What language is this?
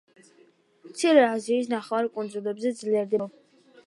Georgian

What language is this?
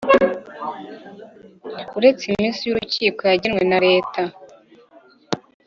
Kinyarwanda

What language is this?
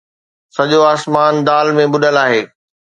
Sindhi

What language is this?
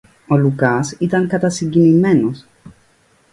Greek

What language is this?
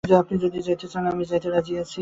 Bangla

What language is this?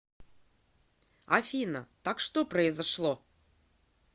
Russian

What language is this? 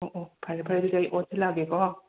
Manipuri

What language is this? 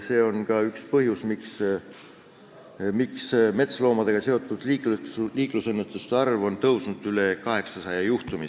Estonian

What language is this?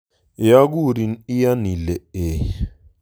Kalenjin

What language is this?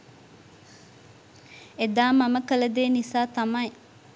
Sinhala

